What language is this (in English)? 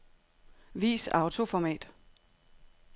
Danish